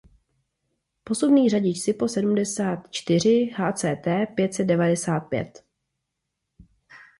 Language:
Czech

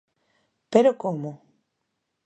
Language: Galician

